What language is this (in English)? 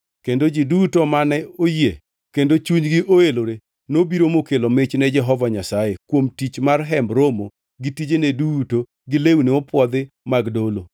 Luo (Kenya and Tanzania)